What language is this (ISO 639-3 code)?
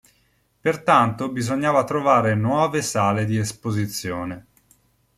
ita